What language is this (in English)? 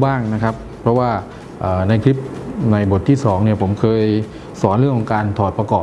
Thai